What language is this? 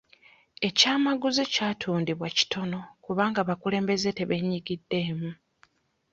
Ganda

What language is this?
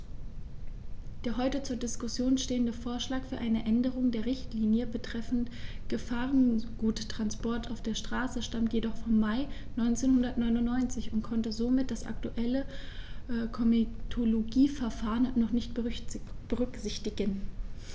German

